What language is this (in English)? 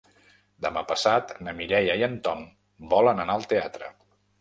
Catalan